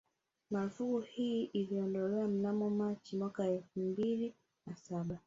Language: Swahili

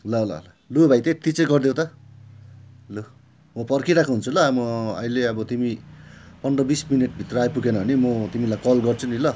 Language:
Nepali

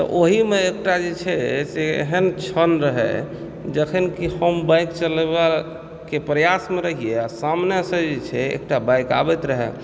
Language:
Maithili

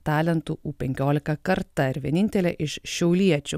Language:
Lithuanian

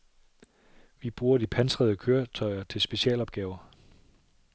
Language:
Danish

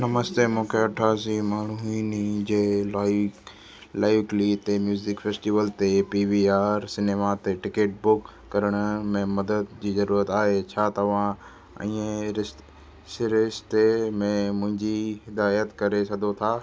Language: Sindhi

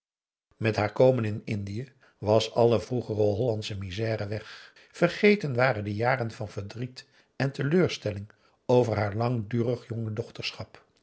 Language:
Dutch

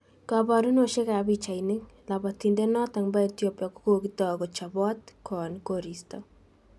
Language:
Kalenjin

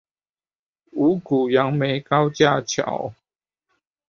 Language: Chinese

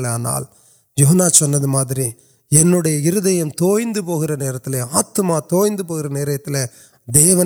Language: Urdu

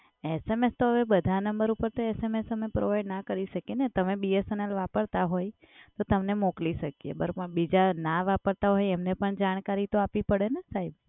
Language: Gujarati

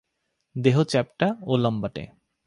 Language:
Bangla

